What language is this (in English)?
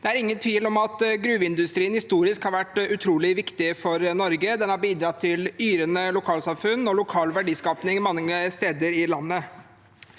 Norwegian